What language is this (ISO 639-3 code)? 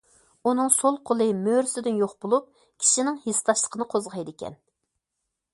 uig